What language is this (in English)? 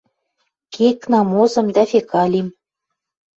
Western Mari